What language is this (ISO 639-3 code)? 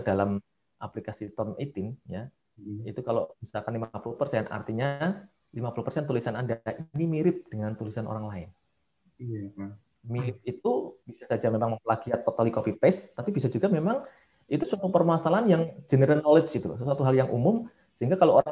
ind